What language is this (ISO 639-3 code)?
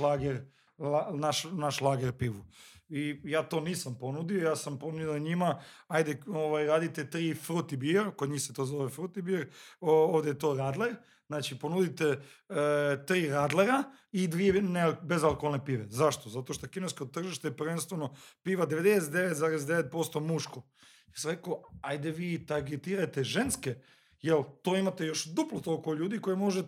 hrv